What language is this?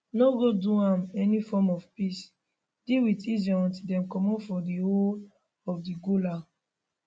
Nigerian Pidgin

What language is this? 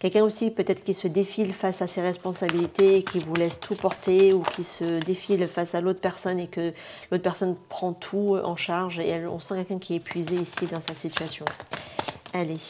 French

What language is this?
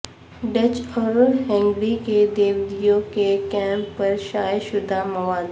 Urdu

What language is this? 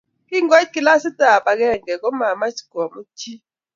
Kalenjin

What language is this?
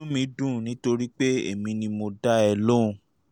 Yoruba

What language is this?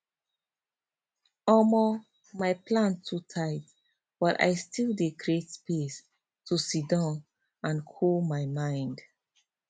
Nigerian Pidgin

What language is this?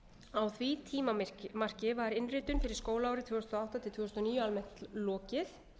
Icelandic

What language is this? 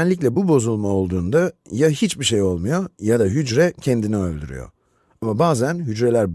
Turkish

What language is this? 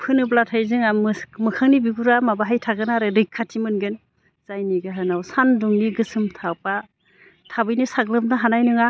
Bodo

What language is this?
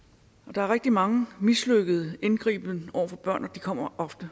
Danish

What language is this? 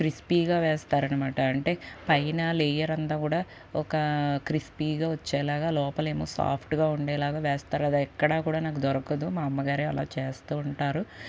Telugu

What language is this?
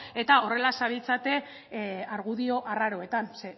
Basque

